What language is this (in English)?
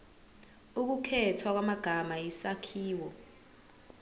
Zulu